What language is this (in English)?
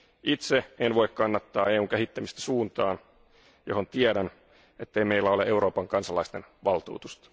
Finnish